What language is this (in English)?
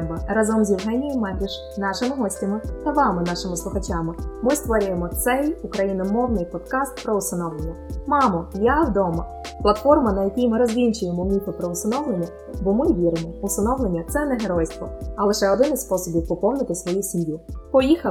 Ukrainian